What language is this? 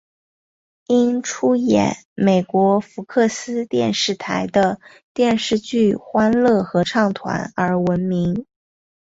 Chinese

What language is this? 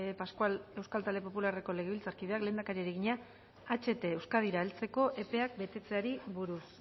Basque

